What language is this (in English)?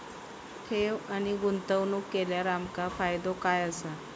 Marathi